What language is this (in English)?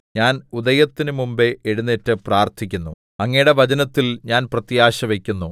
Malayalam